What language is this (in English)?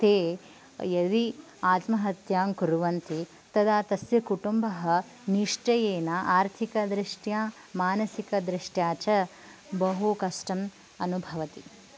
Sanskrit